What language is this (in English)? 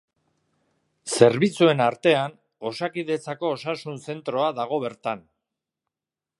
Basque